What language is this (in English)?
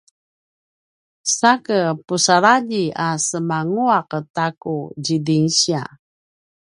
Paiwan